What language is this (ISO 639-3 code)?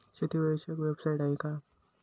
mar